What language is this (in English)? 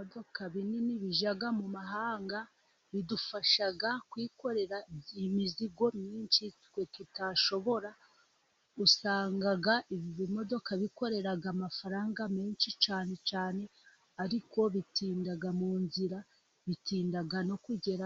Kinyarwanda